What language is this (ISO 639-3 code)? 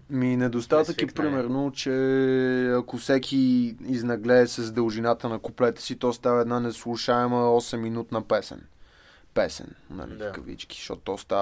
bul